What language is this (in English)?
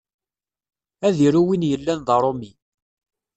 Kabyle